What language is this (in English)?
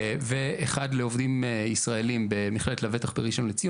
Hebrew